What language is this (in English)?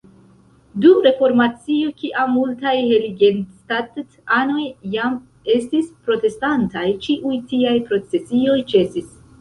Esperanto